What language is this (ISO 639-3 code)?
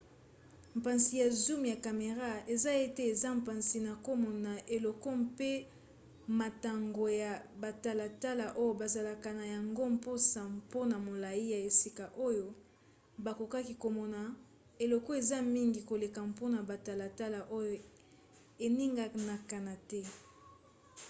lin